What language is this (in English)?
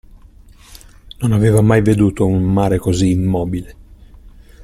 Italian